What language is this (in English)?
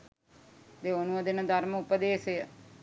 Sinhala